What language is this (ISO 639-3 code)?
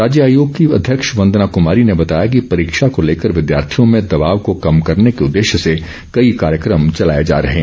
hin